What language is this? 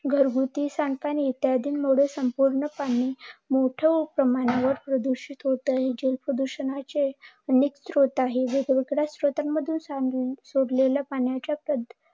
Marathi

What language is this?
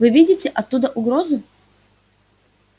Russian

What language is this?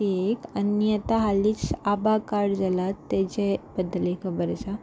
Konkani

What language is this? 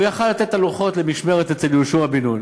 Hebrew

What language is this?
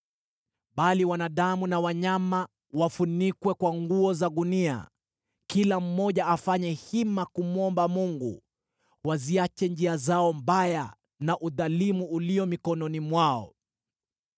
Swahili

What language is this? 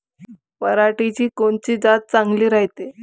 Marathi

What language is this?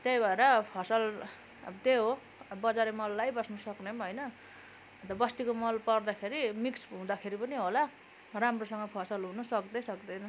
Nepali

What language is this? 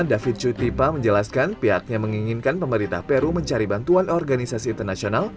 Indonesian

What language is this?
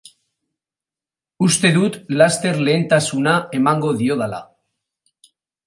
Basque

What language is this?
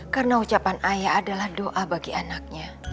Indonesian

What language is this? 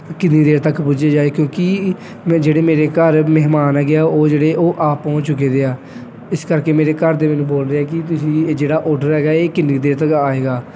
Punjabi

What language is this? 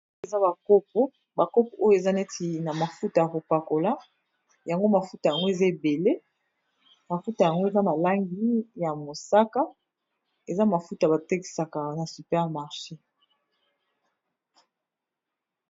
Lingala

